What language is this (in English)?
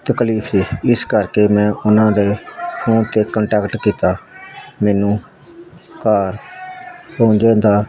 Punjabi